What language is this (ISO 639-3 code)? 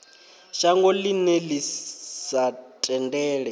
ven